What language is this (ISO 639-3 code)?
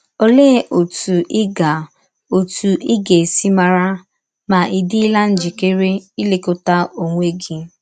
ibo